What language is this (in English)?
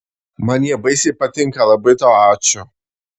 Lithuanian